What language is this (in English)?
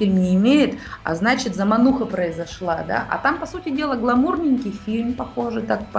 Russian